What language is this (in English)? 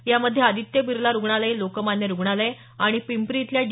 Marathi